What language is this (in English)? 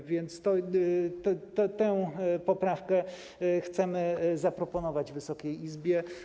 Polish